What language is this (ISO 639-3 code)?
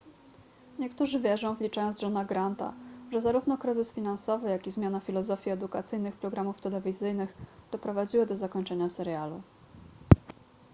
pol